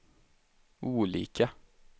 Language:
Swedish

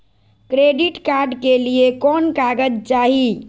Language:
Magahi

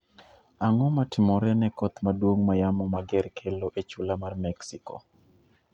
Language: Luo (Kenya and Tanzania)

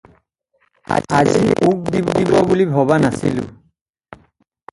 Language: Assamese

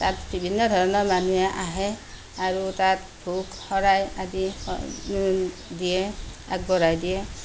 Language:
Assamese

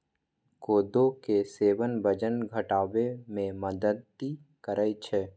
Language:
Maithili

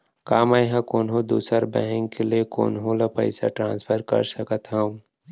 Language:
Chhattisgarhi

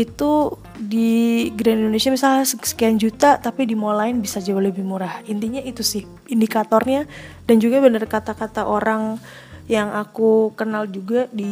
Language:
Indonesian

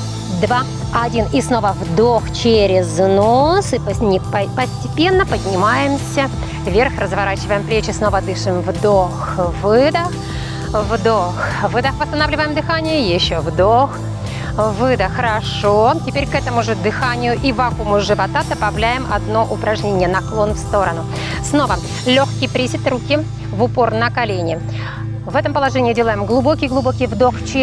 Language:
Russian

